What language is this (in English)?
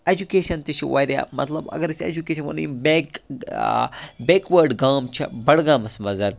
Kashmiri